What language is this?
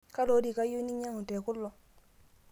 Masai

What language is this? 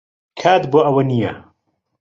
Central Kurdish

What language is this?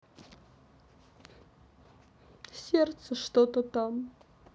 Russian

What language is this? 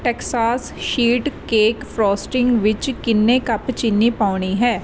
Punjabi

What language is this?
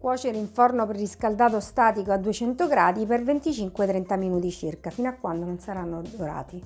Italian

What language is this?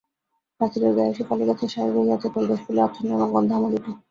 Bangla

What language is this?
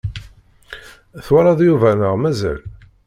Kabyle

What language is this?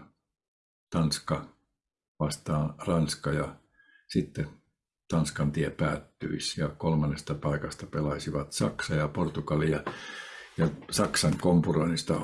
Finnish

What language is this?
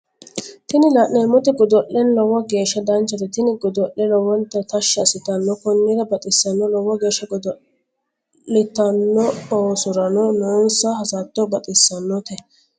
Sidamo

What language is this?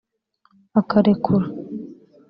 Kinyarwanda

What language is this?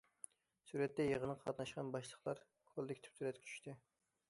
Uyghur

